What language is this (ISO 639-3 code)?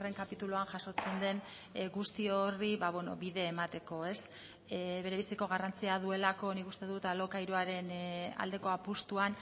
eus